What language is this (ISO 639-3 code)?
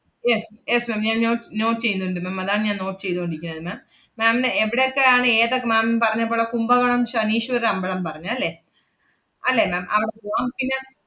mal